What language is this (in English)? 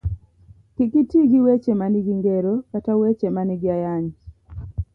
Luo (Kenya and Tanzania)